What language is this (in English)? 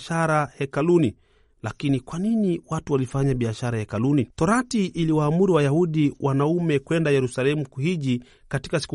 Swahili